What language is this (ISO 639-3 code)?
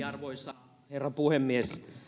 fin